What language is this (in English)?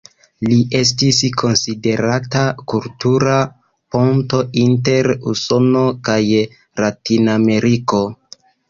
Esperanto